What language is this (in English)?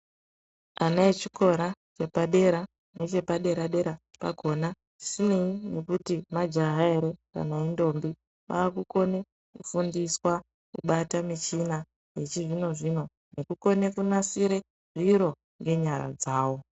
Ndau